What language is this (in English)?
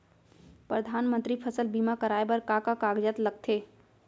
Chhattisgarhi